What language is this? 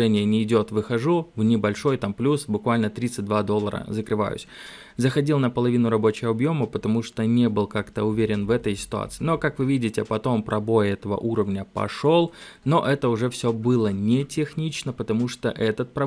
Russian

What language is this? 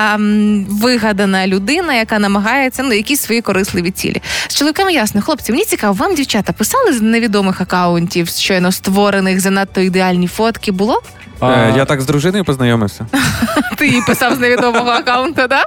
Ukrainian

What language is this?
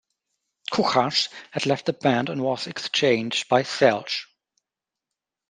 English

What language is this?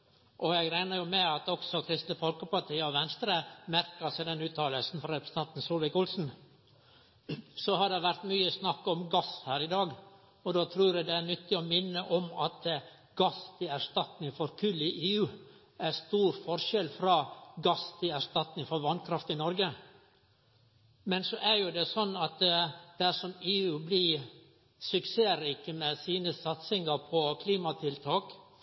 Norwegian Nynorsk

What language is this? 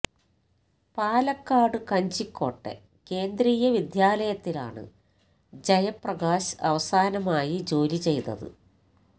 Malayalam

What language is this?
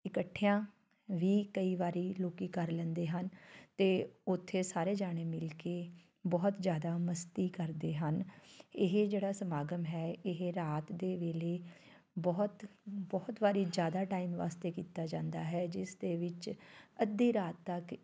Punjabi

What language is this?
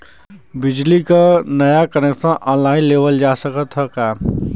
Bhojpuri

